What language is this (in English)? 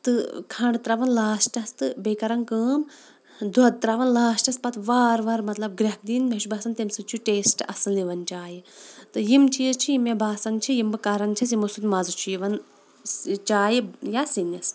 Kashmiri